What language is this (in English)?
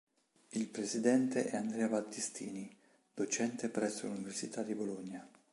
Italian